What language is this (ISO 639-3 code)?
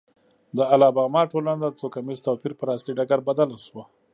pus